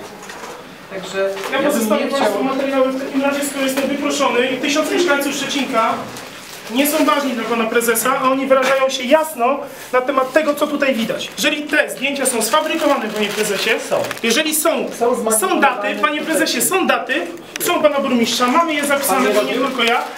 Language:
Polish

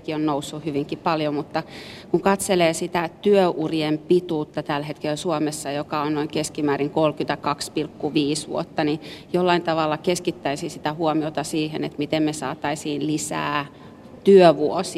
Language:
Finnish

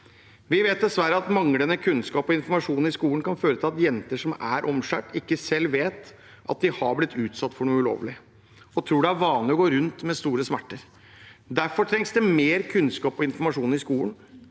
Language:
Norwegian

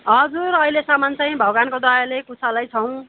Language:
Nepali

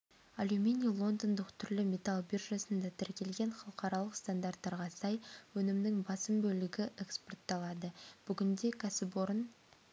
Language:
Kazakh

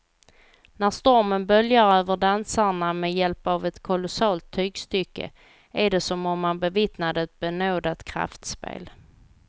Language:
Swedish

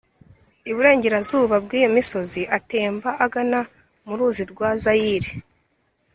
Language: Kinyarwanda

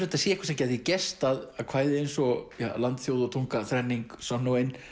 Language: Icelandic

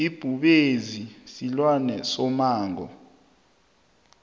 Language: South Ndebele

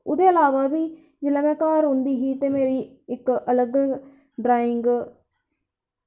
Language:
Dogri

